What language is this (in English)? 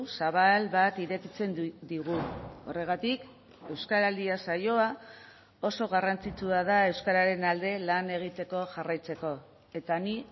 Basque